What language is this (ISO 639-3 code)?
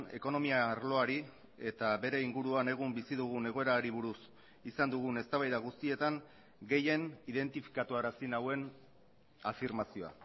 eus